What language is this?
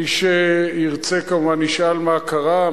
Hebrew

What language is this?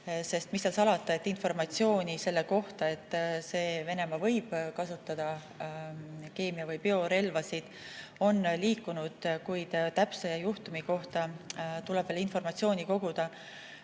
Estonian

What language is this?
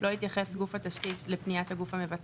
Hebrew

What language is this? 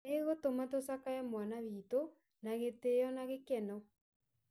Kikuyu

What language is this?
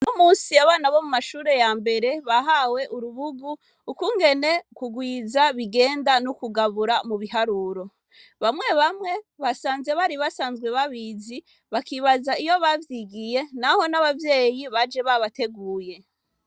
Rundi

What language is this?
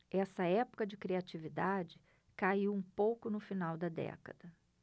Portuguese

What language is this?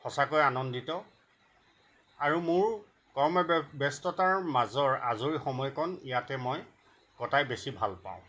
Assamese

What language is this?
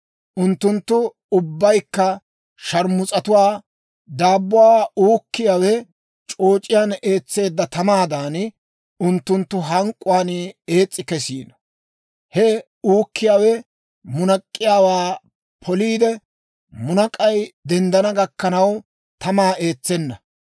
Dawro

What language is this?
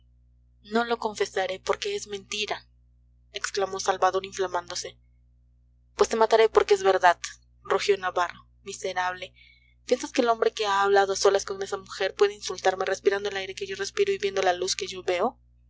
Spanish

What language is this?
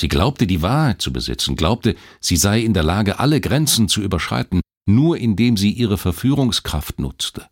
German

